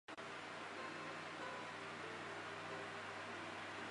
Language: Chinese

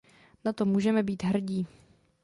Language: Czech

